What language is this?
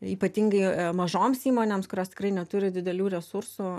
Lithuanian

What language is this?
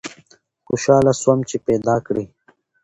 Pashto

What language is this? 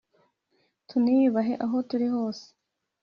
Kinyarwanda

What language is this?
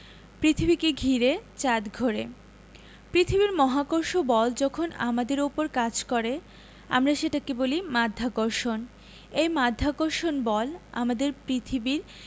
Bangla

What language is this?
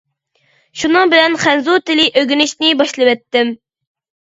Uyghur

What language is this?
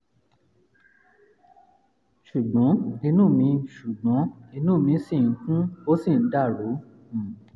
Yoruba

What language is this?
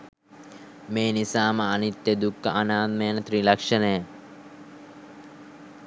Sinhala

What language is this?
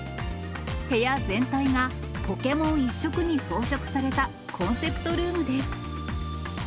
Japanese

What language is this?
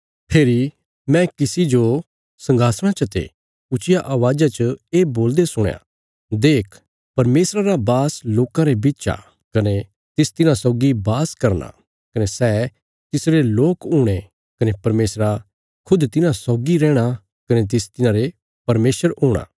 Bilaspuri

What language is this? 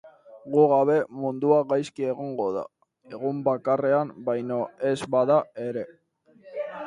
Basque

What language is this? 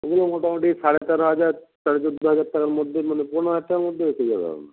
Bangla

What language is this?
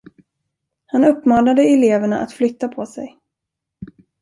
Swedish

